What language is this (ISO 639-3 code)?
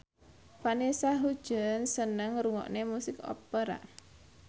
jav